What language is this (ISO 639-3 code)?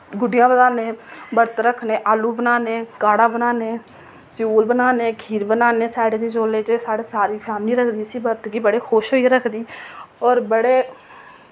doi